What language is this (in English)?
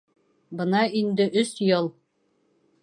Bashkir